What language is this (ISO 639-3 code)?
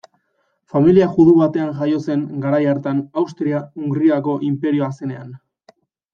eus